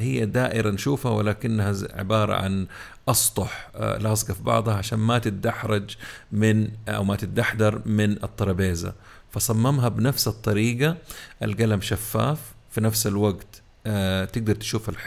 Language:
Arabic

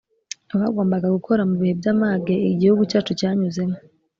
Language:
Kinyarwanda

